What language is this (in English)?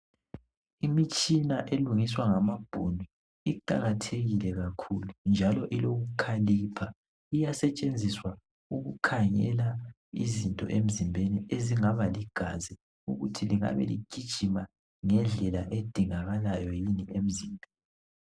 North Ndebele